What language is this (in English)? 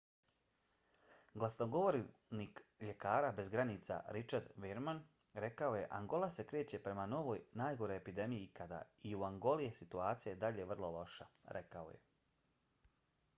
Bosnian